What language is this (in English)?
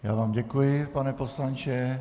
Czech